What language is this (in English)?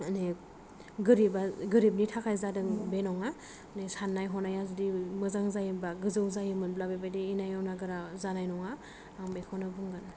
Bodo